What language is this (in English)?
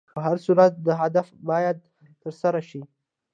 Pashto